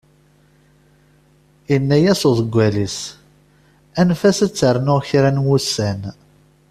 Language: Kabyle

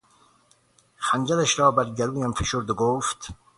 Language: Persian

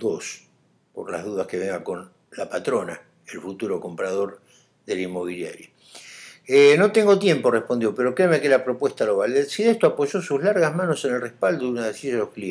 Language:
Spanish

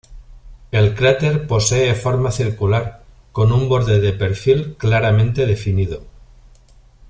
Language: Spanish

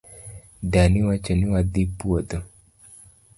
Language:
Luo (Kenya and Tanzania)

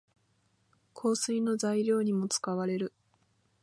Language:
Japanese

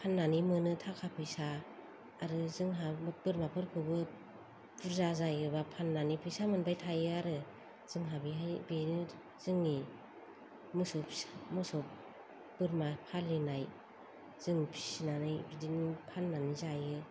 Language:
Bodo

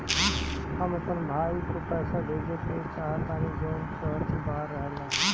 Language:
Bhojpuri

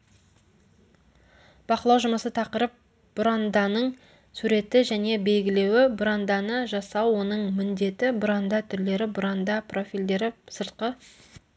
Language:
Kazakh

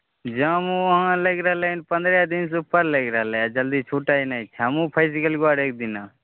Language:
Maithili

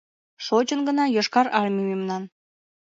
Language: Mari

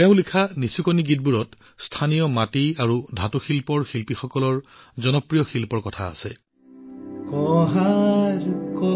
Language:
Assamese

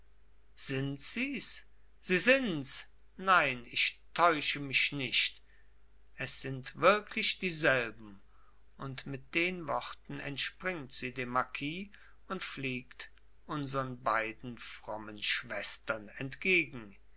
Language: German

